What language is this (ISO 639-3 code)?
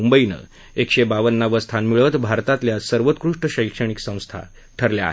mar